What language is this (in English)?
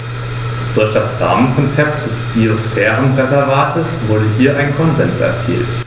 German